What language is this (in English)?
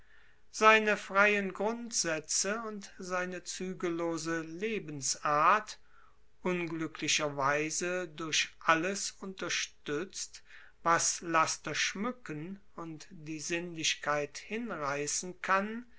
German